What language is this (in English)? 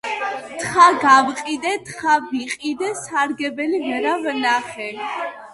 Georgian